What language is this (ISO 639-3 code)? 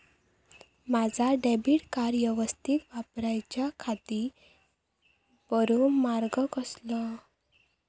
mar